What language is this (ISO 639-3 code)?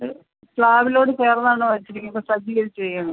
mal